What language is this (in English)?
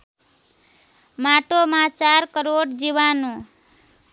Nepali